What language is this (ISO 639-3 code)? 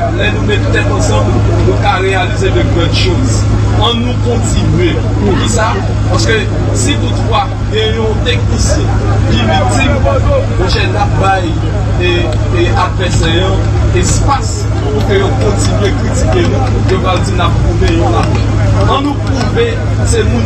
fra